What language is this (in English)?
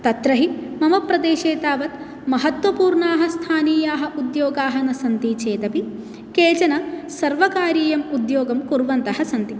Sanskrit